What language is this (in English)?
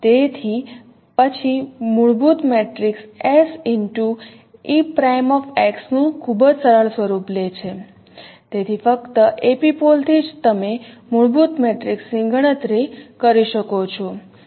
Gujarati